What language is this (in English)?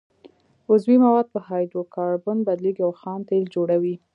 Pashto